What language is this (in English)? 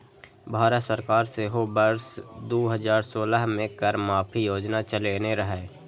Maithili